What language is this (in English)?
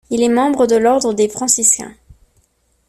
French